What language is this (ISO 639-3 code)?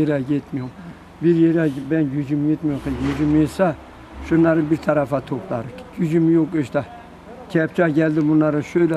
tur